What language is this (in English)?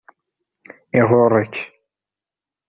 Kabyle